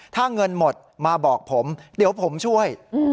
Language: Thai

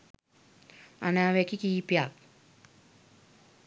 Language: Sinhala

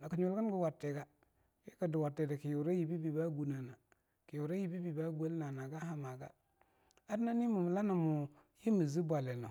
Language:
Longuda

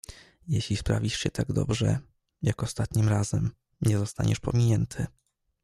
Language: Polish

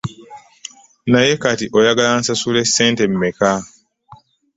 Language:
Ganda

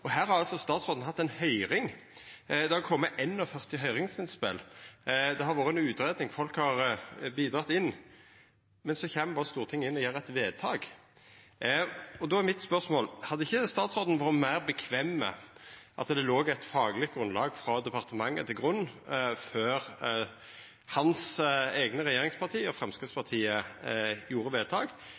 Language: Norwegian Nynorsk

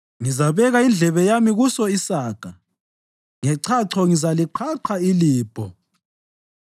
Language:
North Ndebele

